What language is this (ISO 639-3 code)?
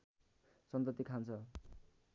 nep